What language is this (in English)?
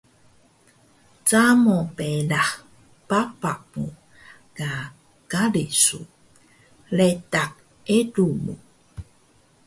Taroko